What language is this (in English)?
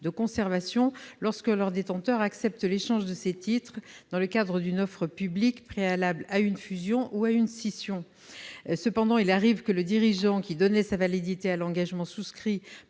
French